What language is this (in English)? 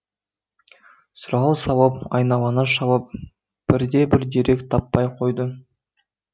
Kazakh